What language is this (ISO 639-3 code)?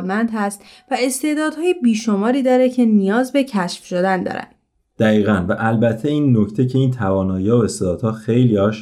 fas